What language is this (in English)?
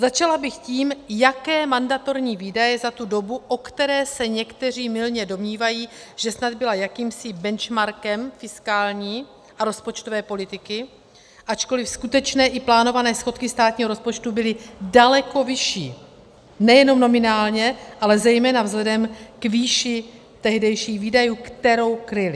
Czech